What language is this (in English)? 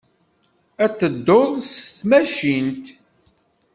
Kabyle